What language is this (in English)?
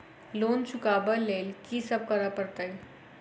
Maithili